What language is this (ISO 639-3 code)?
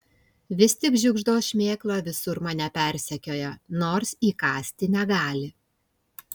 lit